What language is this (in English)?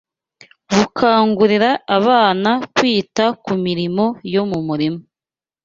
Kinyarwanda